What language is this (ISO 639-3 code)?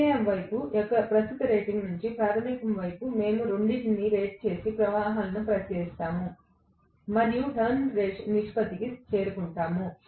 tel